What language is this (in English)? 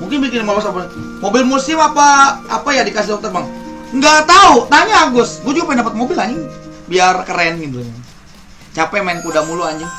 Indonesian